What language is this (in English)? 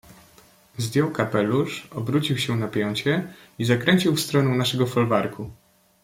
Polish